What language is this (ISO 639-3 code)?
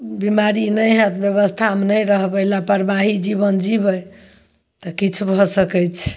mai